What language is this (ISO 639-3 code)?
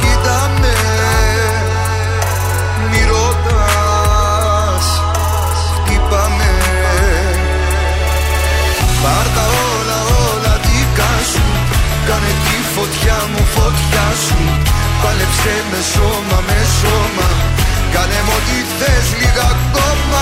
ell